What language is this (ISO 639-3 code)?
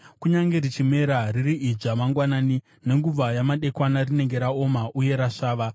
sna